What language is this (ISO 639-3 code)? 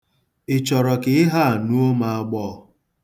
ibo